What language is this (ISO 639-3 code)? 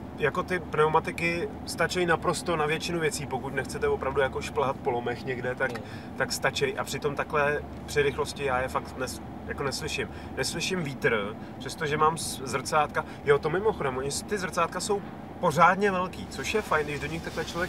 ces